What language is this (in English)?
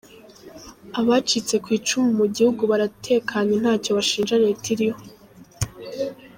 Kinyarwanda